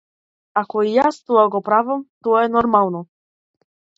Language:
Macedonian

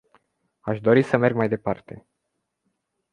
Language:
Romanian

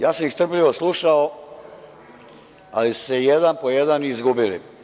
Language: Serbian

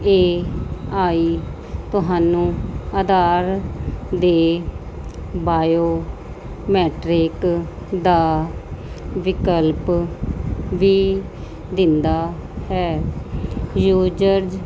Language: Punjabi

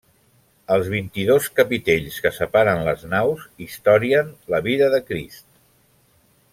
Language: Catalan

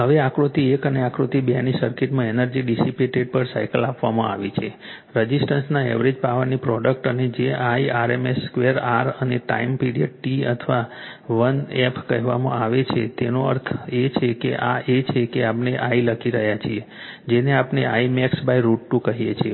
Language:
Gujarati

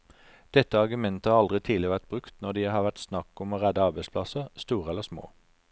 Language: Norwegian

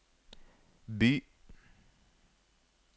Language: Norwegian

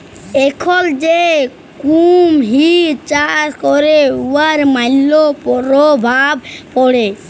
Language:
Bangla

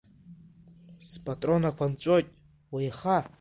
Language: Abkhazian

